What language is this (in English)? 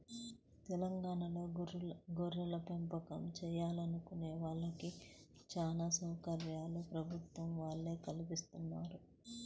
Telugu